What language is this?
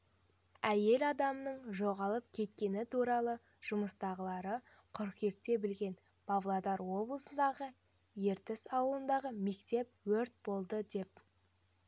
Kazakh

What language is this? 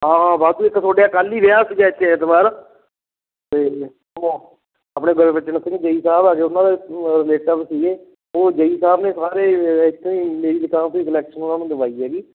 Punjabi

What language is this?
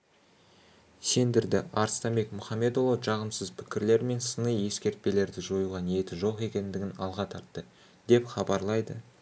Kazakh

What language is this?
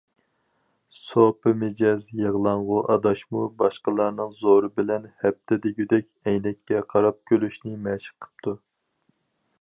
Uyghur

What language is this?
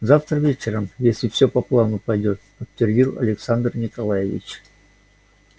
Russian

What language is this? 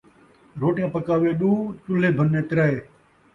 Saraiki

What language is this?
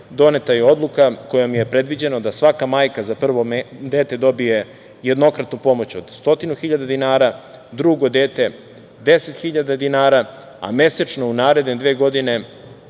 Serbian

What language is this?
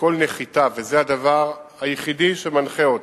Hebrew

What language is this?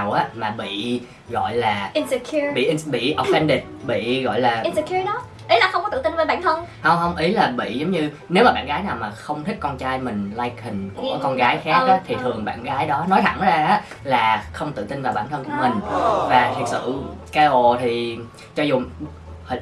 Vietnamese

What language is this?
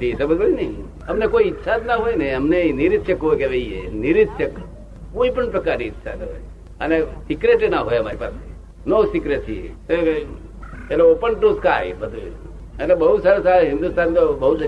Gujarati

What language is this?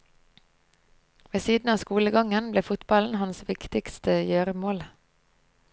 Norwegian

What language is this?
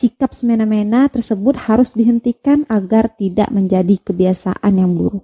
Indonesian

